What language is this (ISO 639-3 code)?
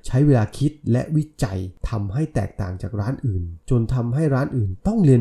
tha